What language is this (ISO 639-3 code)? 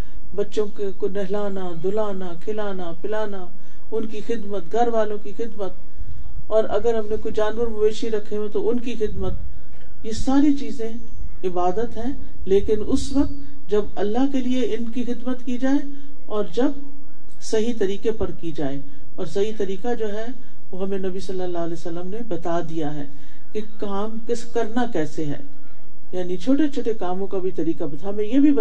urd